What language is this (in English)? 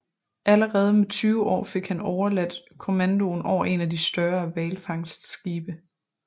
Danish